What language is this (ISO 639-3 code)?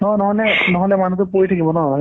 asm